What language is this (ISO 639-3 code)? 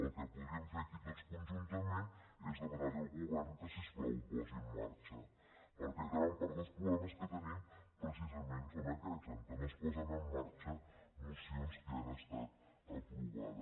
cat